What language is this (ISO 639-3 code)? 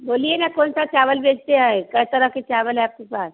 hin